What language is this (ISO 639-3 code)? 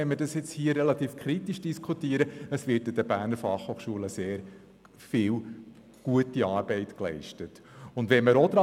gsw